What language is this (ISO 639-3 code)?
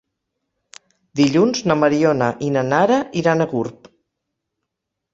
cat